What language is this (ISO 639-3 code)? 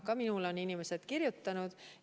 est